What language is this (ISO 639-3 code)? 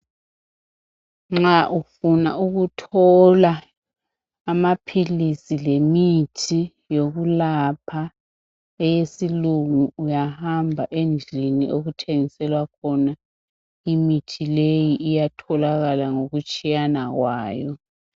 nde